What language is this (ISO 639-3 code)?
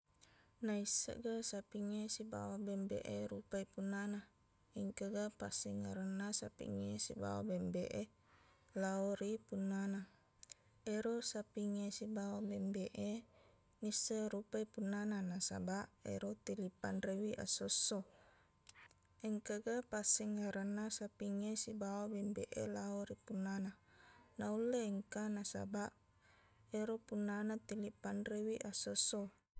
bug